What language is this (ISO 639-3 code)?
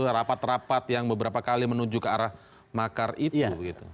ind